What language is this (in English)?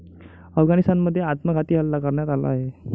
Marathi